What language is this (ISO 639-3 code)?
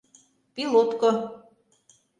chm